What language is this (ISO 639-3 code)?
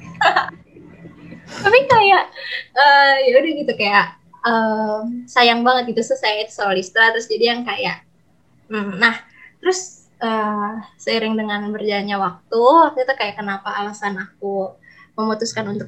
ind